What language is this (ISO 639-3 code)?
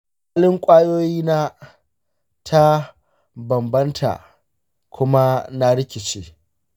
hau